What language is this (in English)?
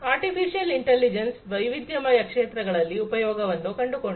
Kannada